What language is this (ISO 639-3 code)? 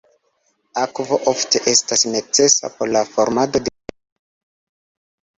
epo